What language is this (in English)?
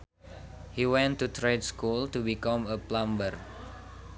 Sundanese